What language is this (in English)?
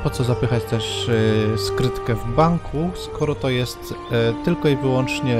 Polish